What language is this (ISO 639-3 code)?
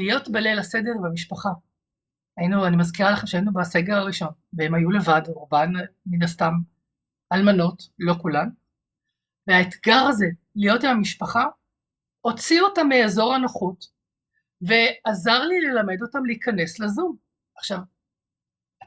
heb